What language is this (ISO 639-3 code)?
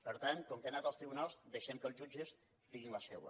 cat